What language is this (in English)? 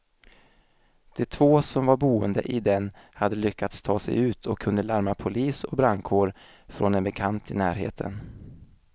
Swedish